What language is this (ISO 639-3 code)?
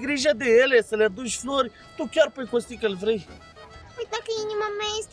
ron